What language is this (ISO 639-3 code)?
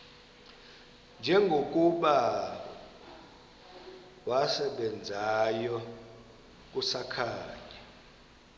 xho